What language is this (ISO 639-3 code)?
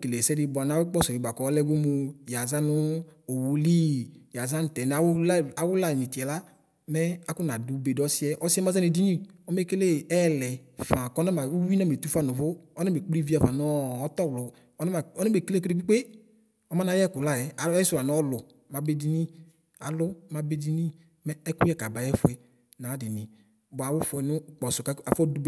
kpo